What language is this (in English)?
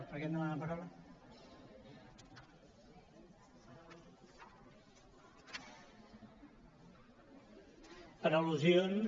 Catalan